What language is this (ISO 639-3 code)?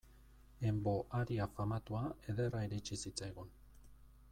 eus